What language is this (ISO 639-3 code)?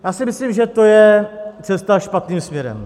ces